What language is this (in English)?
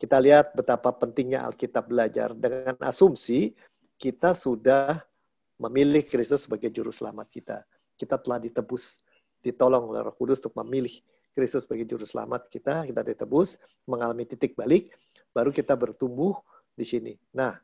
Indonesian